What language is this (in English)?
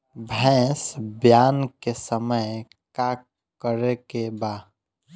Bhojpuri